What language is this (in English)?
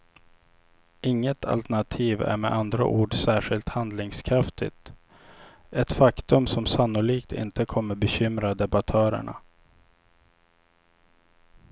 Swedish